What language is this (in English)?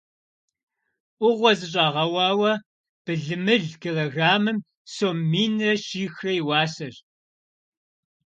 Kabardian